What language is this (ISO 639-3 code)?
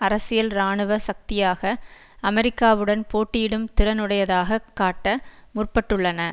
tam